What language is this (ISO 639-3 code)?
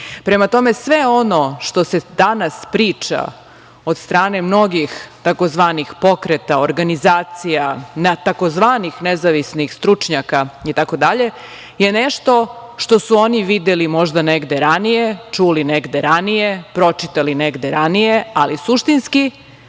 srp